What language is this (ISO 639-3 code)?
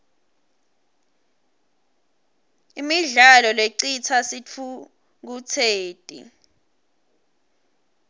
ssw